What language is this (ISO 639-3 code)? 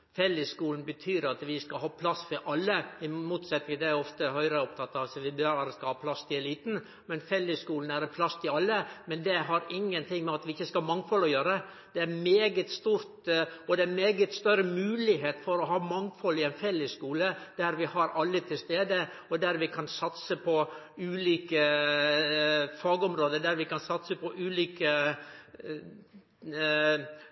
nno